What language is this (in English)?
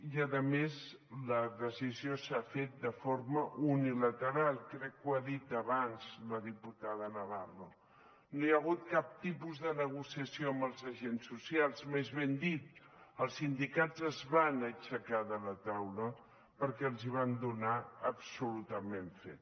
Catalan